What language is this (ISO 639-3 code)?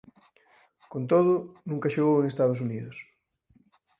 glg